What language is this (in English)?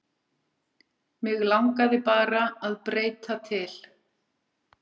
Icelandic